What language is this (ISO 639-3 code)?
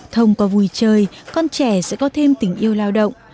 vie